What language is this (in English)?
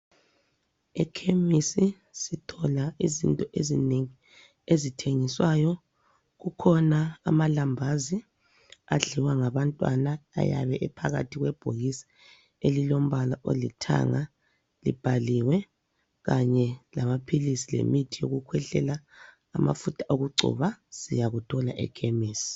North Ndebele